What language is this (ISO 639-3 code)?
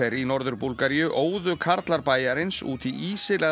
isl